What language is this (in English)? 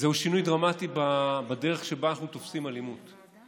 Hebrew